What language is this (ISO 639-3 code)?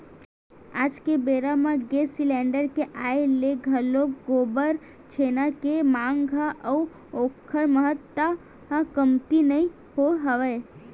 hne